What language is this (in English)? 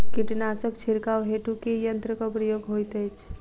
Maithili